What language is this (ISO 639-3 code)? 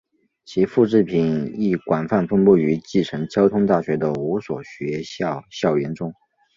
zho